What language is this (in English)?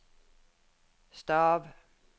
Norwegian